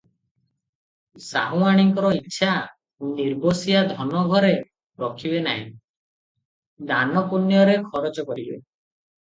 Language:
Odia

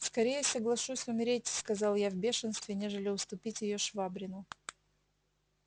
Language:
Russian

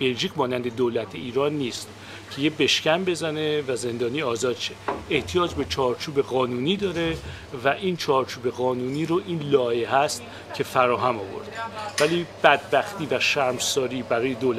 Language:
Persian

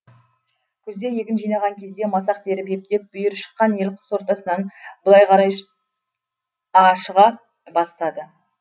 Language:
Kazakh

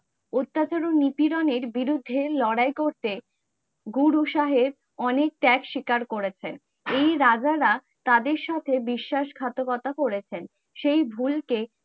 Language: Bangla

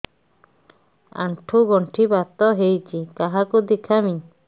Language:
Odia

